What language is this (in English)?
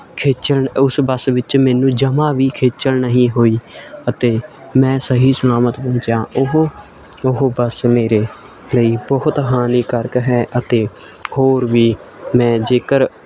Punjabi